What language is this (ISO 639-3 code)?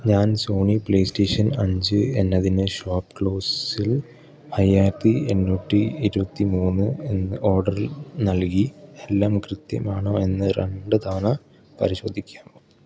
mal